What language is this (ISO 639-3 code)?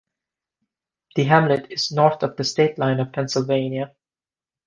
eng